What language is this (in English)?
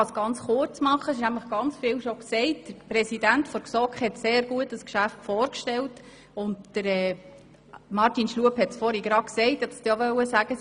Swiss German